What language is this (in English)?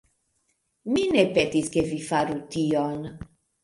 Esperanto